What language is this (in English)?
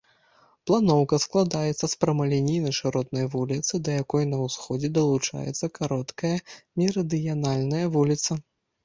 Belarusian